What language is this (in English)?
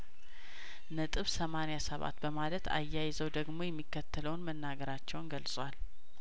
Amharic